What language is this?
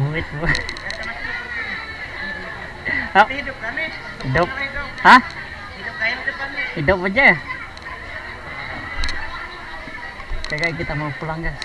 Indonesian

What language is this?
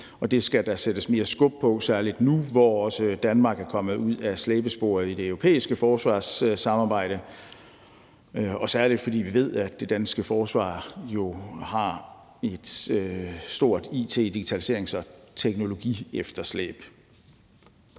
Danish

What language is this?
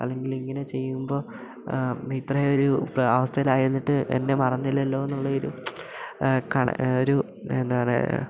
Malayalam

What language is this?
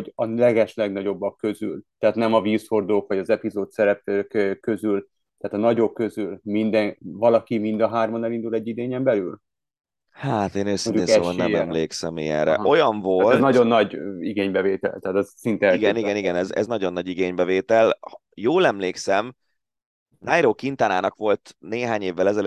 Hungarian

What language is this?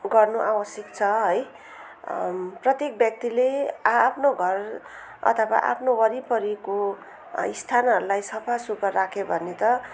Nepali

